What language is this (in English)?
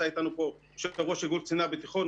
Hebrew